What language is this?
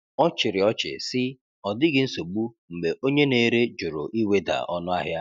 Igbo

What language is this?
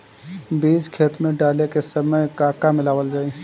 Bhojpuri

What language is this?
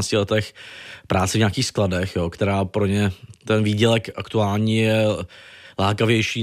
Czech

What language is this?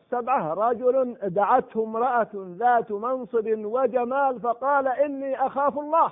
Arabic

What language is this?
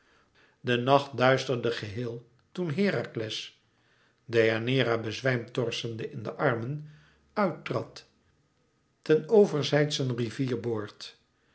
Dutch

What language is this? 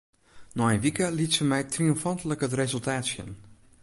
Western Frisian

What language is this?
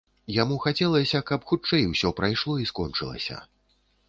Belarusian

